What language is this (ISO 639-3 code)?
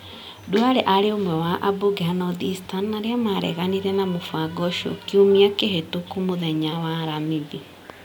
kik